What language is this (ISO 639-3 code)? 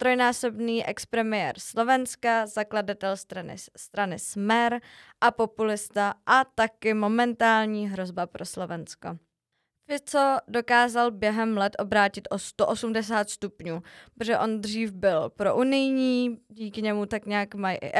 ces